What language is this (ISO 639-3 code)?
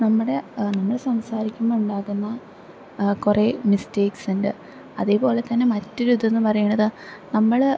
mal